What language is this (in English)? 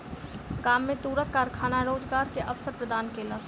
Maithili